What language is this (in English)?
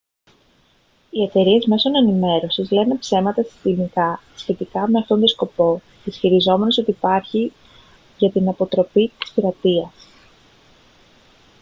Greek